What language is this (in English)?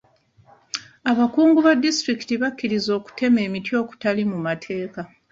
Ganda